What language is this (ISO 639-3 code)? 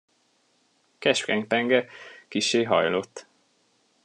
hun